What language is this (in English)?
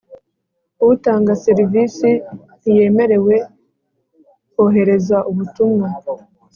Kinyarwanda